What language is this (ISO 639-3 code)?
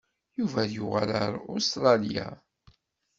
kab